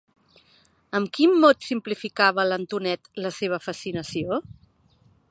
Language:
Catalan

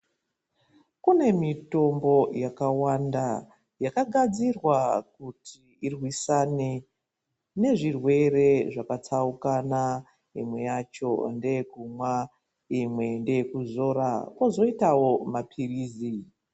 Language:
Ndau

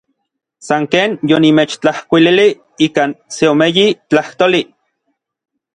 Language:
Orizaba Nahuatl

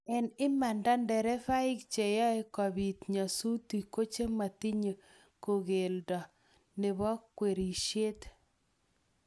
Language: Kalenjin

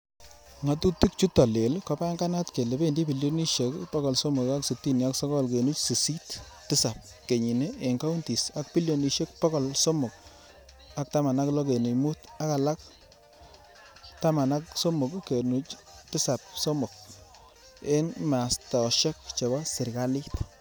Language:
Kalenjin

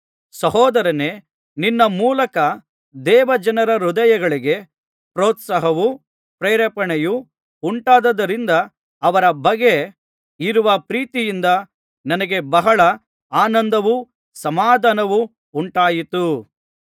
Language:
Kannada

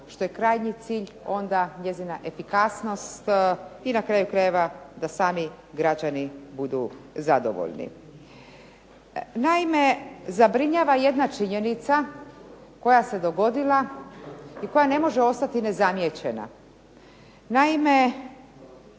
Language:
Croatian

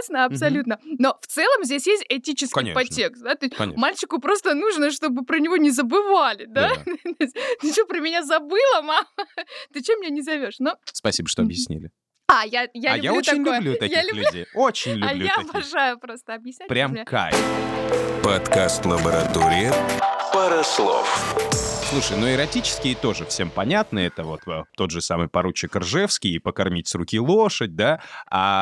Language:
Russian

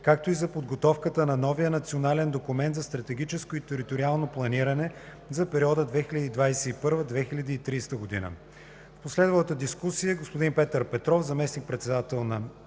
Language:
Bulgarian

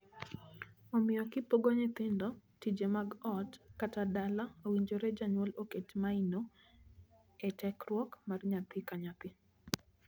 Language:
Luo (Kenya and Tanzania)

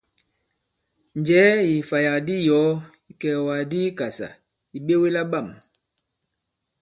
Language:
Bankon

